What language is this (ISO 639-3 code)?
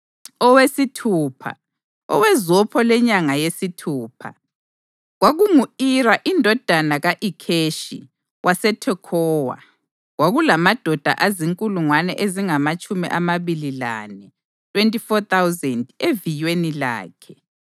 nde